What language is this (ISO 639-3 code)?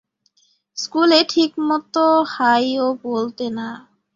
ben